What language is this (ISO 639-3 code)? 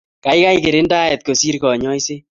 kln